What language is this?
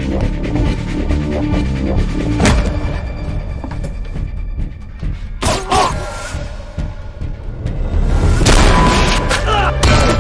Korean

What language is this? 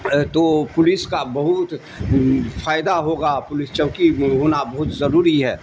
Urdu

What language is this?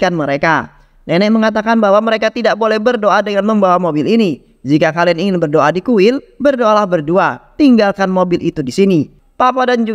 Indonesian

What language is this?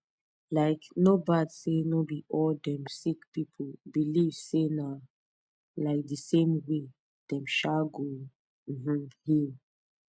Nigerian Pidgin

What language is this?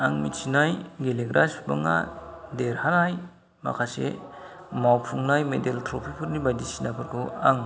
Bodo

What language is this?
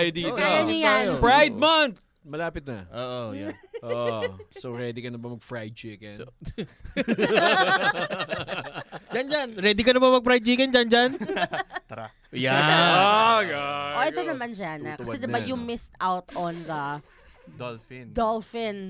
Filipino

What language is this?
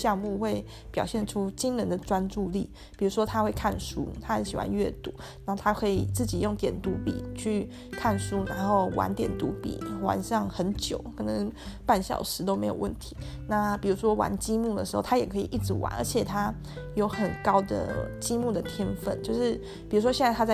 Chinese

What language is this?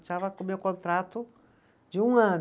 Portuguese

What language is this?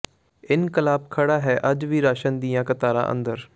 Punjabi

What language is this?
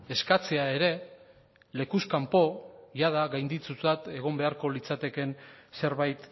Basque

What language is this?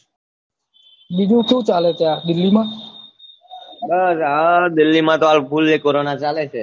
Gujarati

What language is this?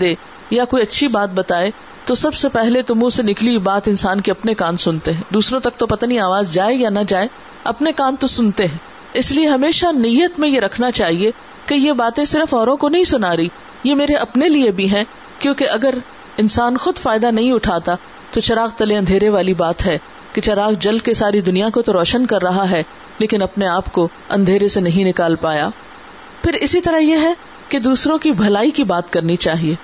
Urdu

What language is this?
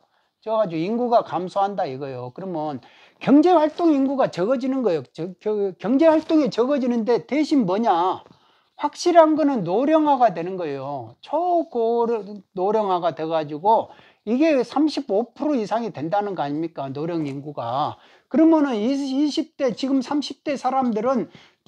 Korean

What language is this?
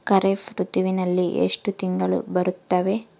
Kannada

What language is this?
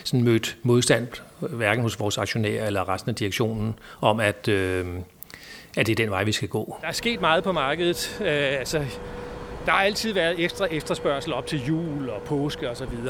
Danish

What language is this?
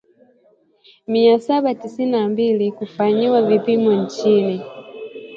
Swahili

